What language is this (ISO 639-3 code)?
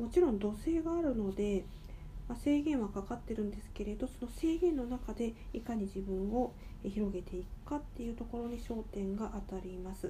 jpn